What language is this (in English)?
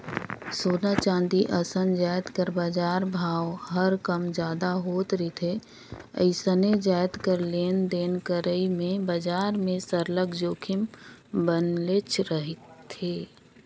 Chhattisgarhi